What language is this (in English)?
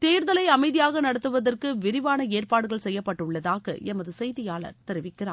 Tamil